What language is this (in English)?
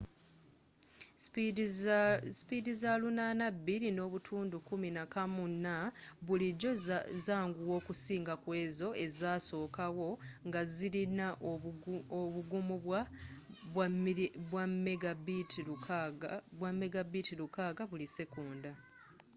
Ganda